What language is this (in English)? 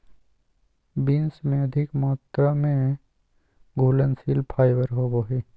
Magahi